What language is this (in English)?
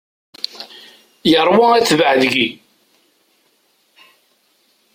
Kabyle